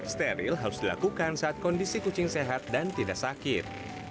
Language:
Indonesian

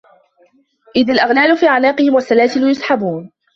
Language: Arabic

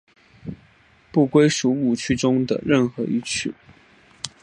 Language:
Chinese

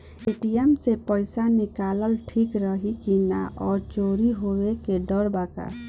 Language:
Bhojpuri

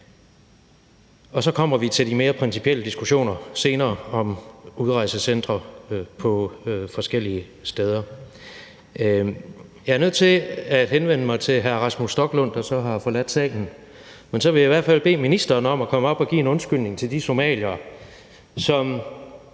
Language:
Danish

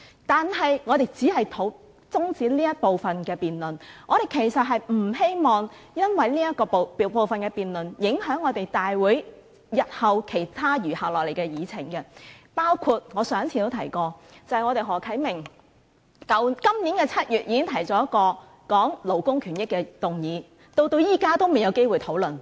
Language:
Cantonese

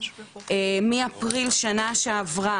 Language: Hebrew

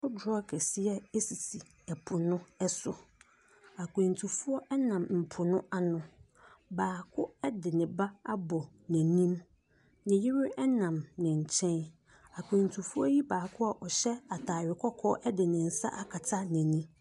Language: Akan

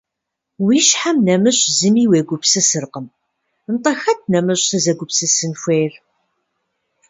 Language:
Kabardian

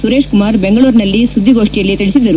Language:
Kannada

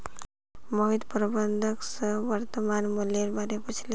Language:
Magahi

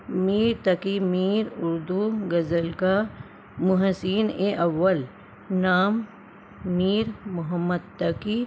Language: Urdu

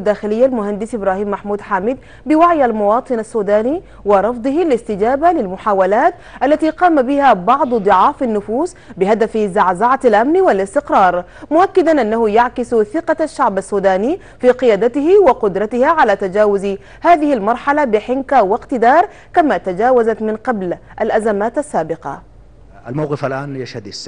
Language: Arabic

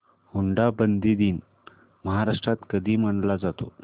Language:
Marathi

